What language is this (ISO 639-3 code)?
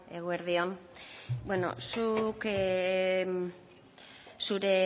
eus